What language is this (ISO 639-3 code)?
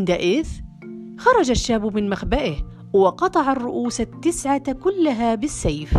ara